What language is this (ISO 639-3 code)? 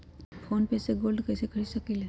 mag